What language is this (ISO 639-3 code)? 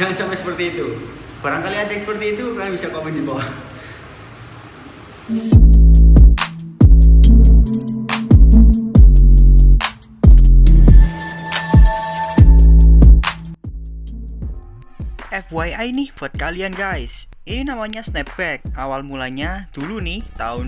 ind